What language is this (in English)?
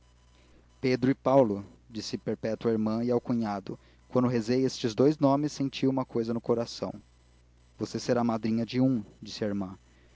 Portuguese